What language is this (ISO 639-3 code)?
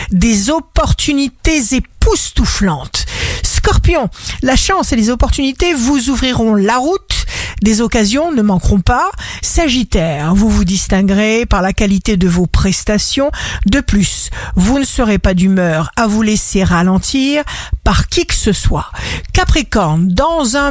fra